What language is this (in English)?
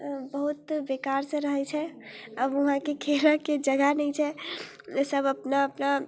Maithili